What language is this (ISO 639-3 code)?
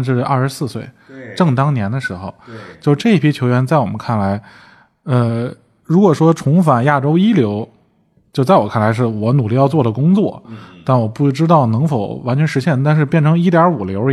zho